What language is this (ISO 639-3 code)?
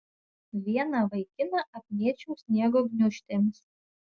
lit